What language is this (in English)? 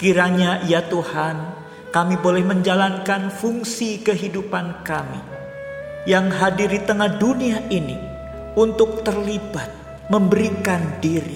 Indonesian